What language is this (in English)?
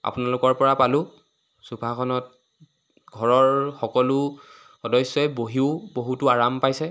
Assamese